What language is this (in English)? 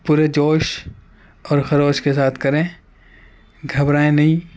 Urdu